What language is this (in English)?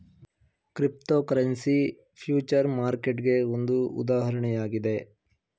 Kannada